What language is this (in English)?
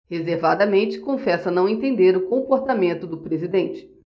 Portuguese